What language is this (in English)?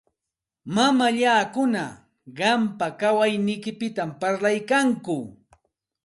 Santa Ana de Tusi Pasco Quechua